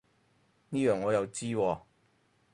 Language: Cantonese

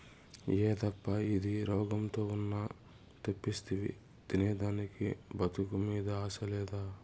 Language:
Telugu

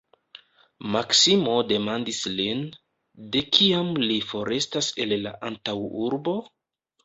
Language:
Esperanto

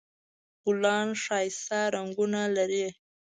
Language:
Pashto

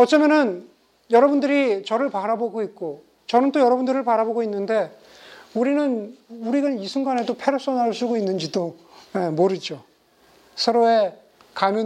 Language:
Korean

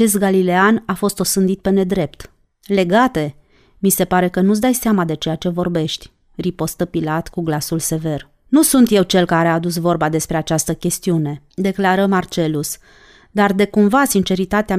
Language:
Romanian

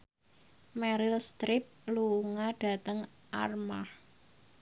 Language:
Javanese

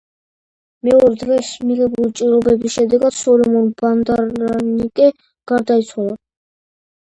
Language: Georgian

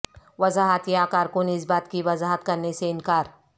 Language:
Urdu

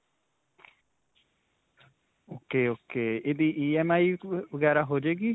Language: Punjabi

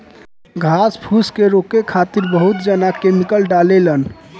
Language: Bhojpuri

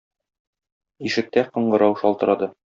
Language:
Tatar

